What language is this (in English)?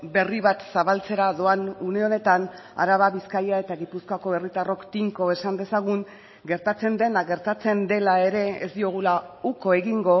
Basque